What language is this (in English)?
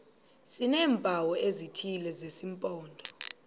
Xhosa